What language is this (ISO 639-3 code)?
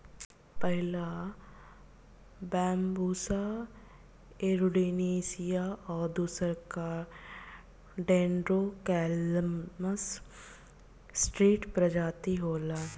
bho